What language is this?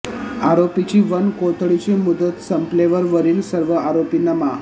Marathi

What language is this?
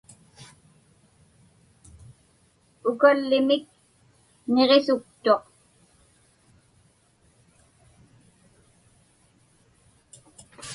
Inupiaq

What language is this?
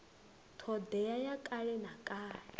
Venda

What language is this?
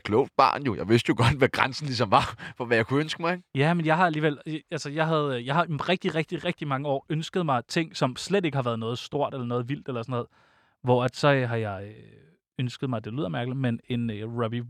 Danish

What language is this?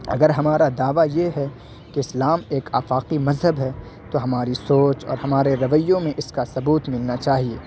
Urdu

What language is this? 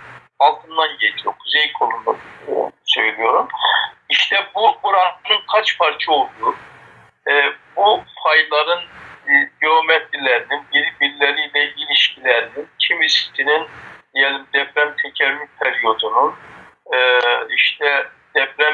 Turkish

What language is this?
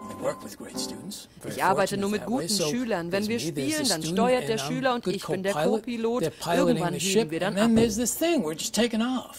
German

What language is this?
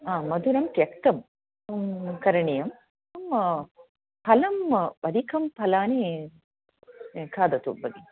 Sanskrit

